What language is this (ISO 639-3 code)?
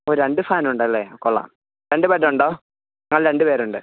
mal